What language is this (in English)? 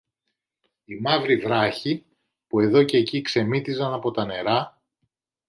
Greek